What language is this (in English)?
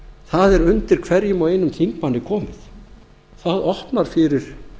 Icelandic